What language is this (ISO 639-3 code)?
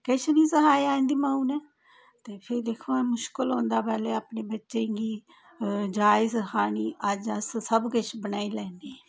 doi